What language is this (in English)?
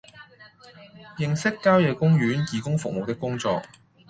Cantonese